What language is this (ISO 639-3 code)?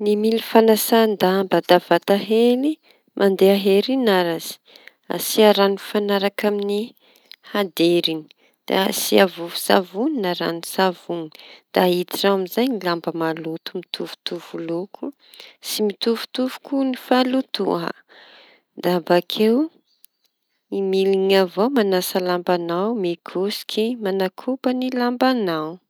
txy